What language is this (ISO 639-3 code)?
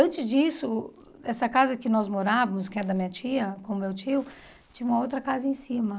por